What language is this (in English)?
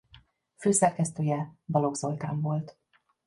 Hungarian